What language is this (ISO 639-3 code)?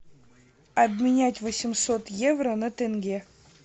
rus